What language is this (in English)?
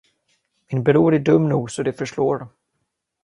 Swedish